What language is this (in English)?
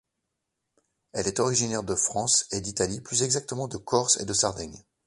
French